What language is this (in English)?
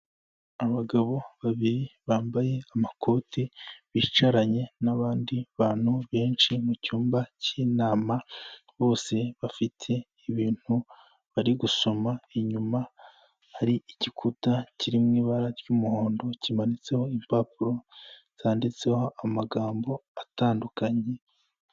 Kinyarwanda